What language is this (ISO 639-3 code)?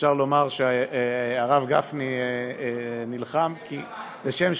heb